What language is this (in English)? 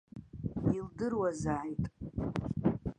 Abkhazian